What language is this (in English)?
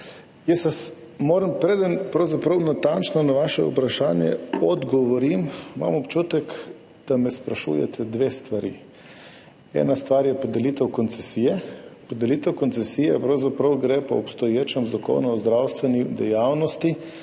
Slovenian